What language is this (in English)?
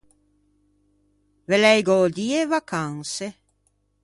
Ligurian